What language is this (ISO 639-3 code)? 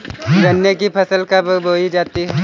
hin